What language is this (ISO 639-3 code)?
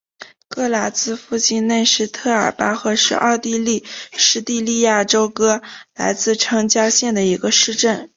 zho